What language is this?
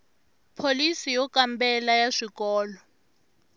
Tsonga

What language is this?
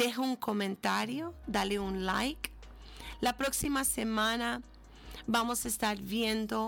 Spanish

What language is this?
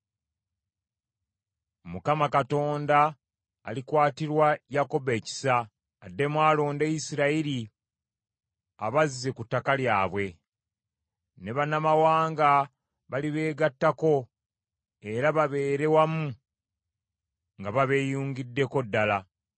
Ganda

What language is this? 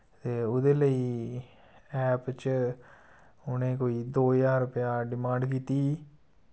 Dogri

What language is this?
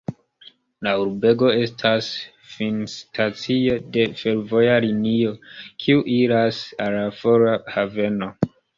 Esperanto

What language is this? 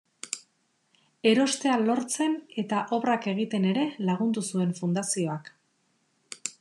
Basque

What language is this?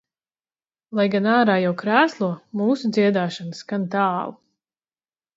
Latvian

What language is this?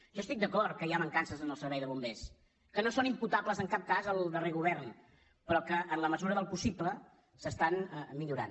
Catalan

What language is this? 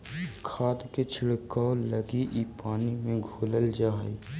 Magahi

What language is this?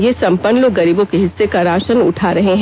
Hindi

